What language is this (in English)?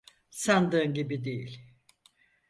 Turkish